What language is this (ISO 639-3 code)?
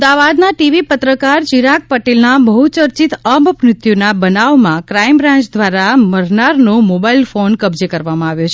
guj